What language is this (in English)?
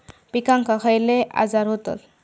Marathi